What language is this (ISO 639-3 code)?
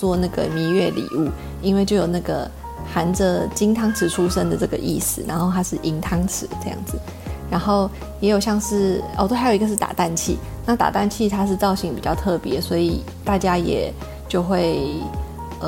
zho